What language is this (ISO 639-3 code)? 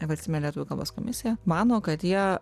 lit